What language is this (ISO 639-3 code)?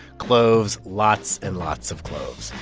eng